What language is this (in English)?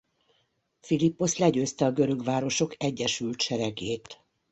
Hungarian